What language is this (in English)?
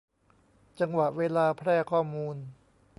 Thai